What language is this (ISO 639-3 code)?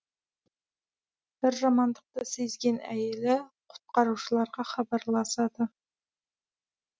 kaz